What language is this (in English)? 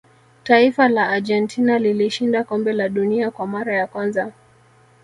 Swahili